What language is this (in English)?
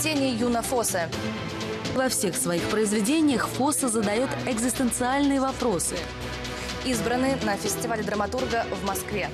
Russian